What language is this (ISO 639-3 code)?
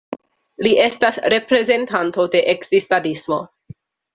epo